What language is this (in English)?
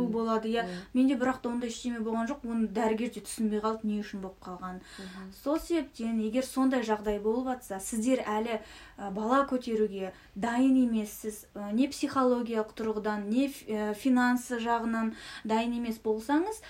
Russian